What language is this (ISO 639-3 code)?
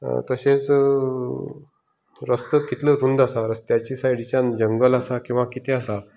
kok